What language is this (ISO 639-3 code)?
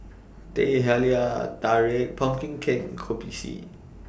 eng